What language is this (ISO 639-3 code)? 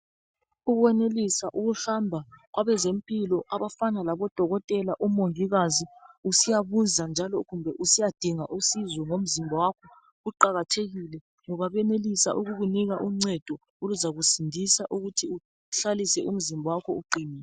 nde